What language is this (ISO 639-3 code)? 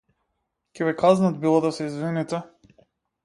mkd